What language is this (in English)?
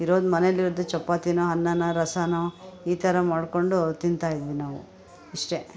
Kannada